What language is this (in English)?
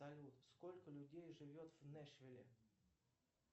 Russian